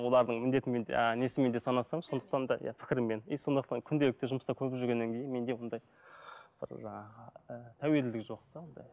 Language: Kazakh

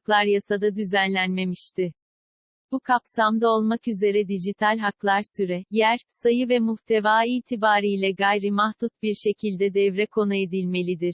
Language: Turkish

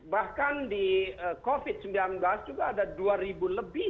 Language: Indonesian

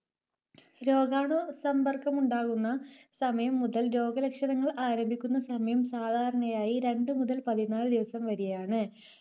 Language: Malayalam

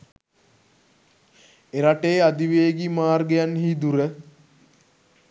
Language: Sinhala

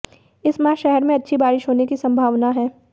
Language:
Hindi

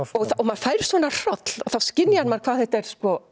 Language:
Icelandic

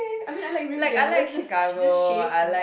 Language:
English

